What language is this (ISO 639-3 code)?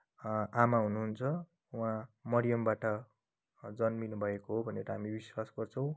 nep